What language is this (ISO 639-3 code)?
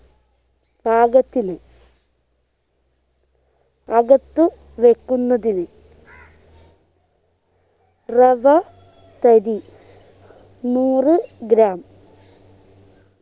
mal